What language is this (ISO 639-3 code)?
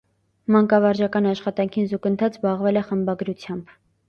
hye